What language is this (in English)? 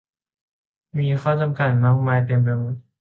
Thai